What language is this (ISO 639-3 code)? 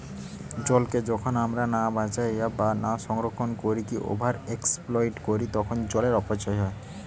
ben